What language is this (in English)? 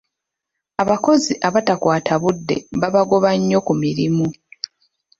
Ganda